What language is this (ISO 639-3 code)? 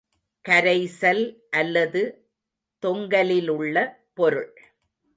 tam